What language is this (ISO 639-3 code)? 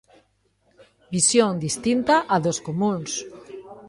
glg